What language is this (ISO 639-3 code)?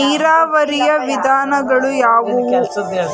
kan